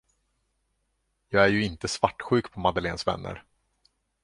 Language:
Swedish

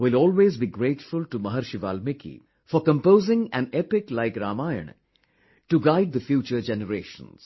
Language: English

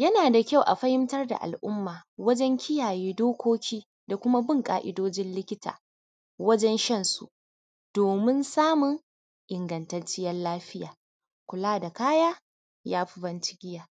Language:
Hausa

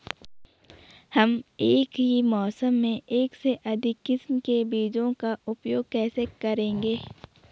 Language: Hindi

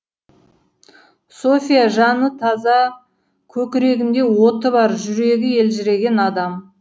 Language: Kazakh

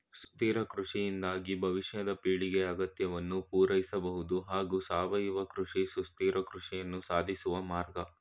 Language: Kannada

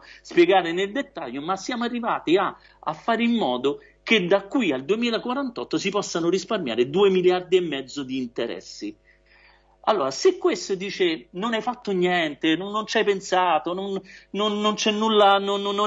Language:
Italian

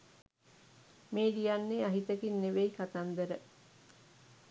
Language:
Sinhala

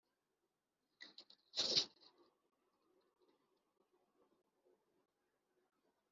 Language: Kinyarwanda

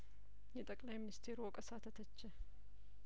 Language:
Amharic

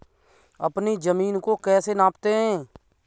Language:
Hindi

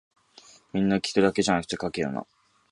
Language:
Japanese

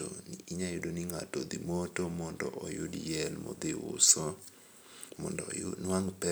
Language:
Luo (Kenya and Tanzania)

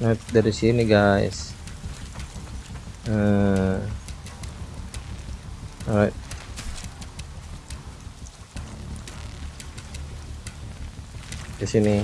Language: Indonesian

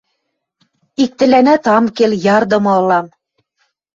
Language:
Western Mari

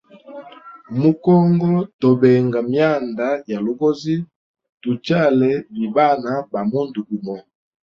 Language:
Hemba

